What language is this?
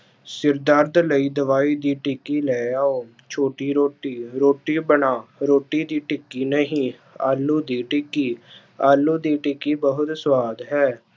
Punjabi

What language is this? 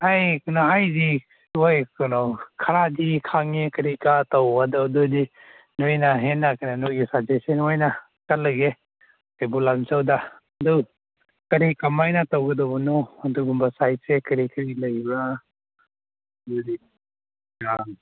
Manipuri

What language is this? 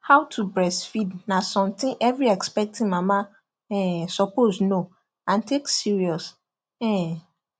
Nigerian Pidgin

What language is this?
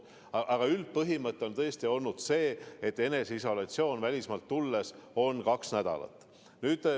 Estonian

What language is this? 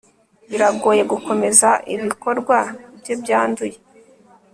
Kinyarwanda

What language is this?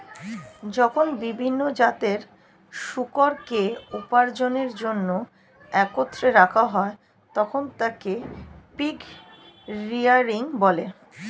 Bangla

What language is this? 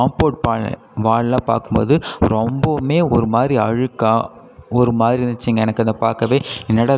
Tamil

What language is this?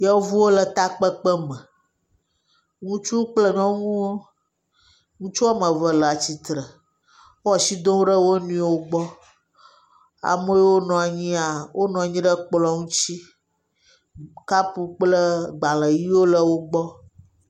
Ewe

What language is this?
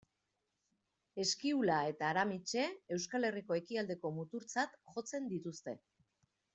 Basque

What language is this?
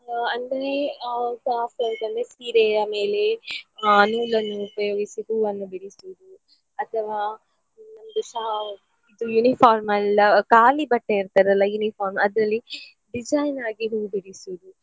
Kannada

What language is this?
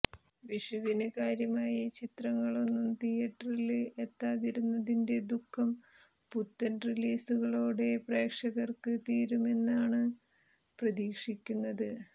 Malayalam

